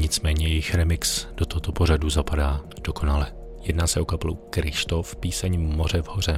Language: Czech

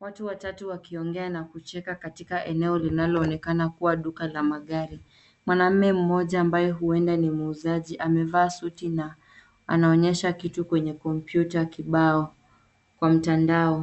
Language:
Swahili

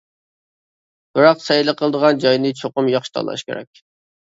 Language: Uyghur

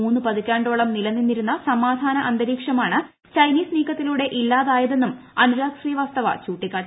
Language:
Malayalam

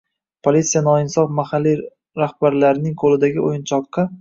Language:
Uzbek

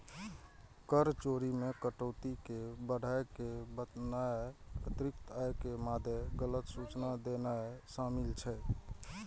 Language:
Maithili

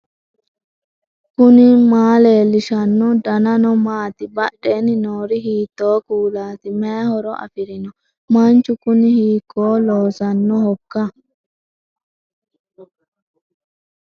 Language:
Sidamo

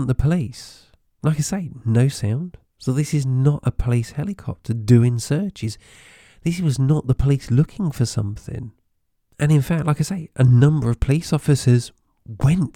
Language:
English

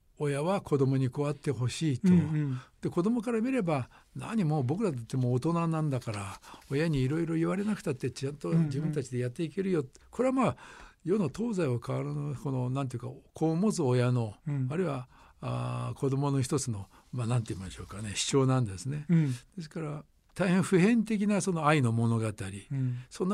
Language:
Japanese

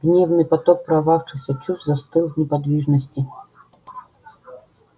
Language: Russian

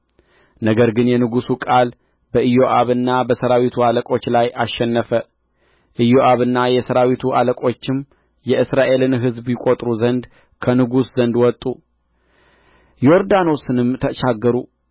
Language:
Amharic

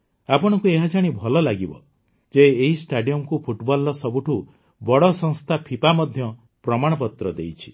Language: Odia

